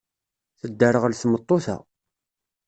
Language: Kabyle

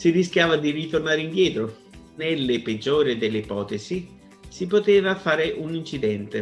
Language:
Italian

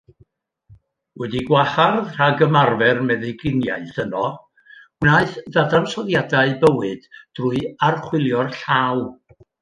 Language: Welsh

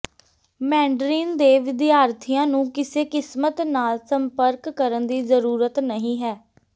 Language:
Punjabi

